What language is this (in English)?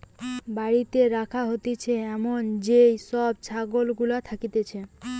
Bangla